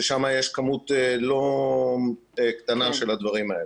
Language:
Hebrew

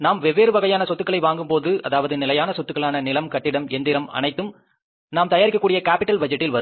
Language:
Tamil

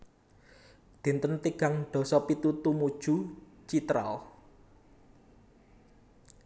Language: Javanese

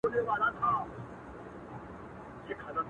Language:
Pashto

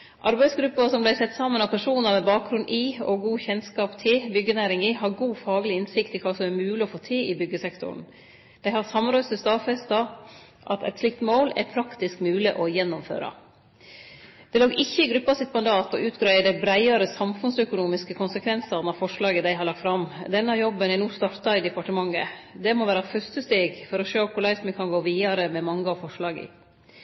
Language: Norwegian Nynorsk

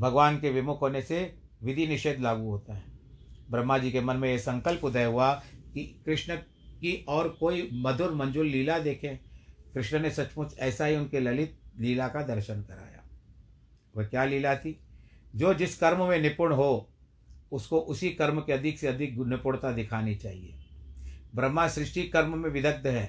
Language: Hindi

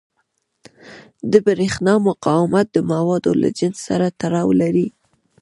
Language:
Pashto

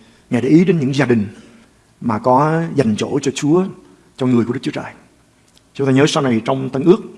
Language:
Vietnamese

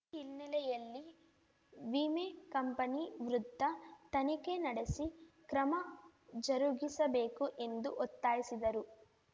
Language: Kannada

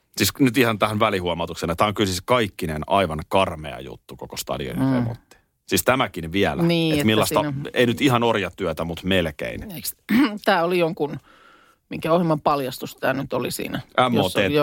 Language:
Finnish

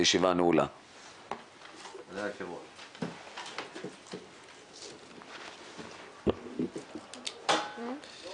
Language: Hebrew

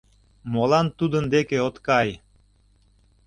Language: Mari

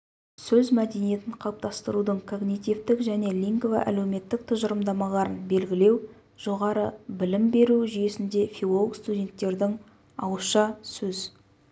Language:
Kazakh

